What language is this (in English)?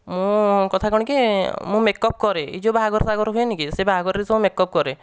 Odia